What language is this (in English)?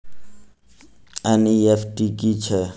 Maithili